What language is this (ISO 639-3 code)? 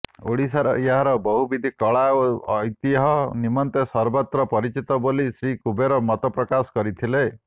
ori